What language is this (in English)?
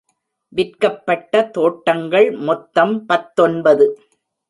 Tamil